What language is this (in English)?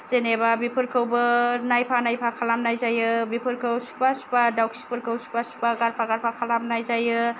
Bodo